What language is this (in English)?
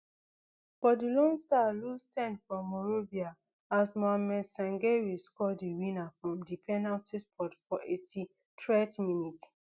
Nigerian Pidgin